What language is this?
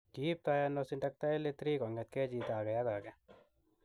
Kalenjin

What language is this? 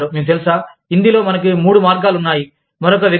Telugu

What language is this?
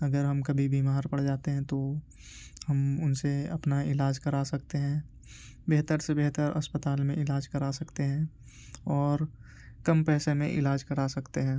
Urdu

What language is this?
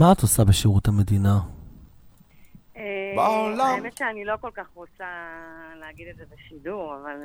Hebrew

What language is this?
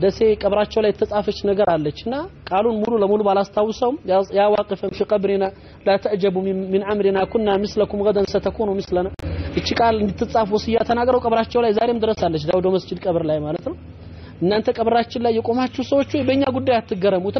Arabic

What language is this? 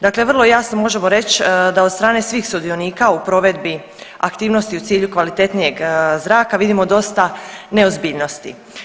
Croatian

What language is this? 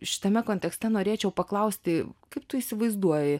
Lithuanian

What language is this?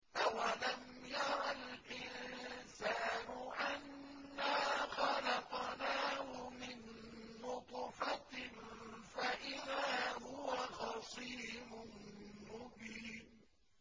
Arabic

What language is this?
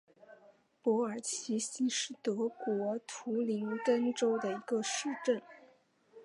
Chinese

